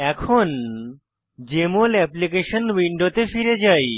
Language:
Bangla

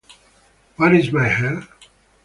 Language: Italian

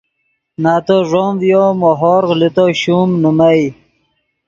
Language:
Yidgha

